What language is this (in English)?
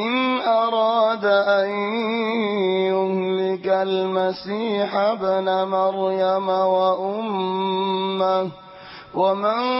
Arabic